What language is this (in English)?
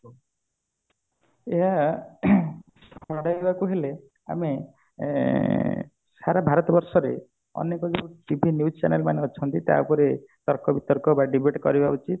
Odia